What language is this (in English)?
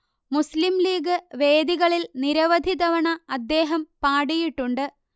Malayalam